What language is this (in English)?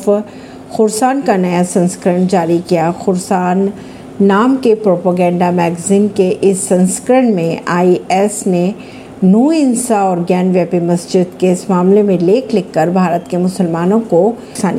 Hindi